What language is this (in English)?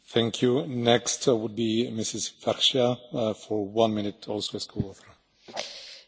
French